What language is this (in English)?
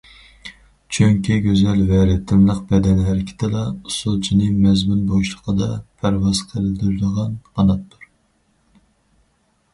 Uyghur